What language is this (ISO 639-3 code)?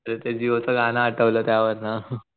mar